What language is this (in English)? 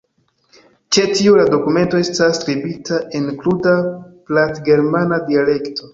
Esperanto